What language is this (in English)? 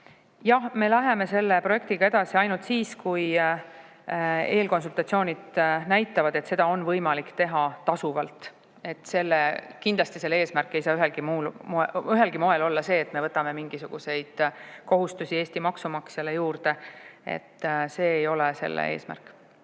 Estonian